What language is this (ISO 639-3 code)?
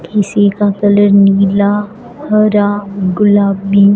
hin